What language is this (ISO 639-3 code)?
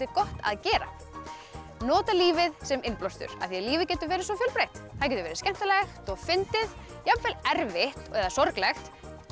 isl